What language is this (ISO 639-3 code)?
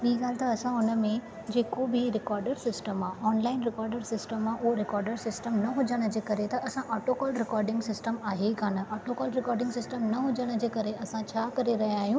snd